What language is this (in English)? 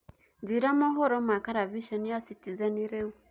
Kikuyu